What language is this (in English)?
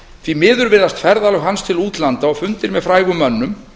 Icelandic